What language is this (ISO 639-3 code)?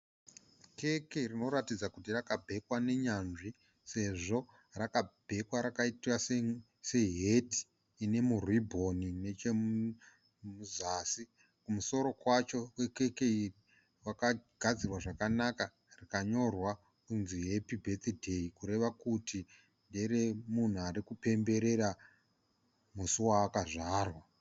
sna